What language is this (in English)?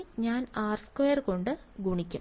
Malayalam